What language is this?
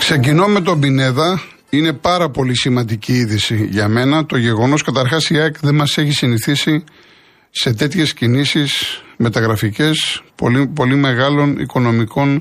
Greek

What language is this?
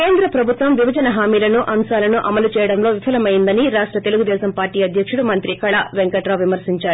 Telugu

